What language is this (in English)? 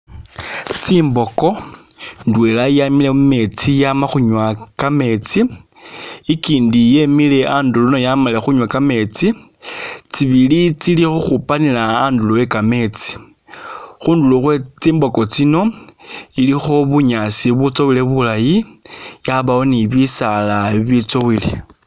Masaaba